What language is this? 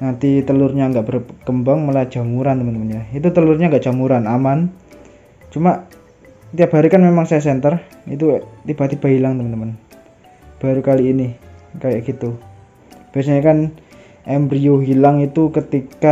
Indonesian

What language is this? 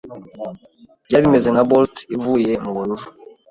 Kinyarwanda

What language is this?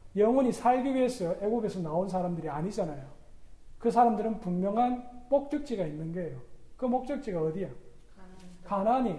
Korean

